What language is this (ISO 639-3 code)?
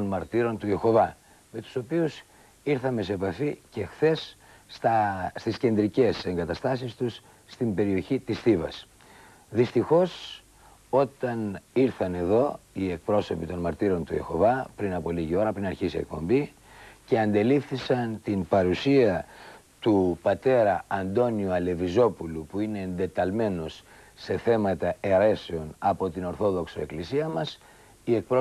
ell